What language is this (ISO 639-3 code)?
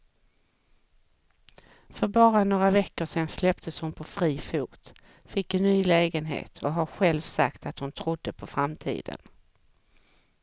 swe